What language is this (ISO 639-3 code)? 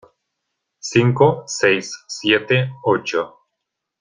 spa